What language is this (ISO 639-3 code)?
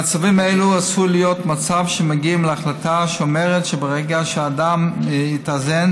heb